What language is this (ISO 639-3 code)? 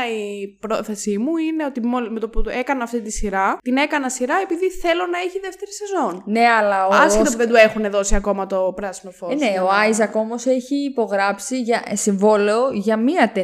ell